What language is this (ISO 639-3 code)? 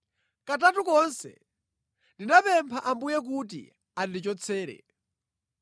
nya